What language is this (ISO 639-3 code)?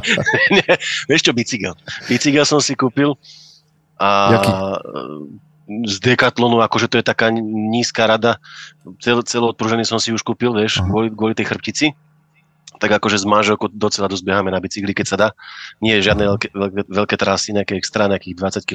slk